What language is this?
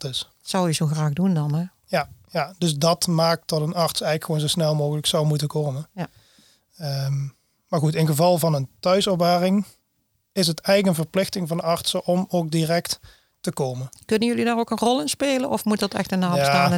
Dutch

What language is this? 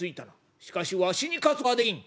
Japanese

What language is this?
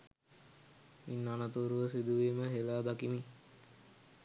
Sinhala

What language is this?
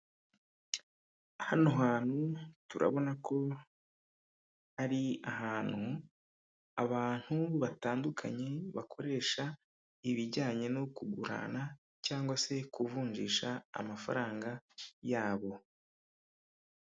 Kinyarwanda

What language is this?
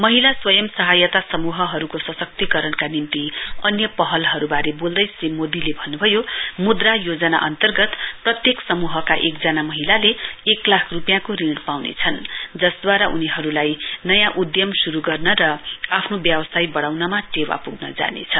Nepali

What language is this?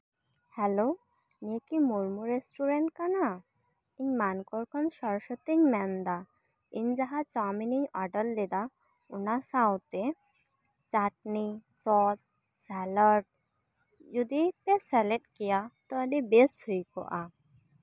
Santali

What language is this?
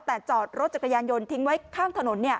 Thai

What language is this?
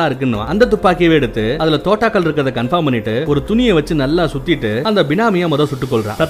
Tamil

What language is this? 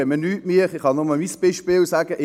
Swiss German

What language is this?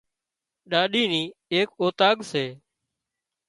Wadiyara Koli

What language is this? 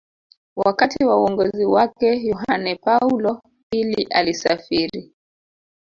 Swahili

